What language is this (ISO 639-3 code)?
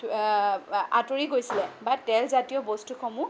asm